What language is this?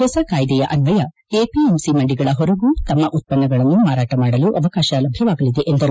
Kannada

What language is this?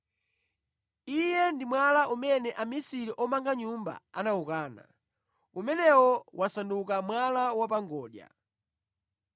Nyanja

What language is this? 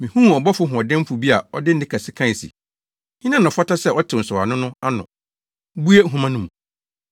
Akan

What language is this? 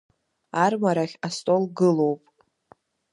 Abkhazian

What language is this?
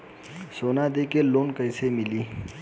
Bhojpuri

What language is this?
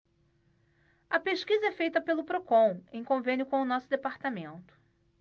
Portuguese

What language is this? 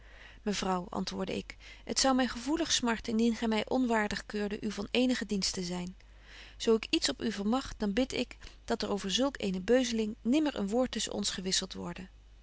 Dutch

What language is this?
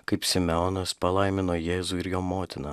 Lithuanian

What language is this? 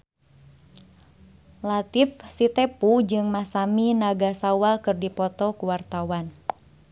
Sundanese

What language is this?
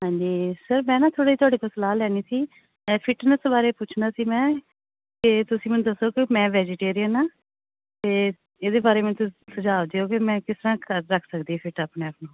Punjabi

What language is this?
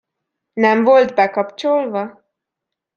Hungarian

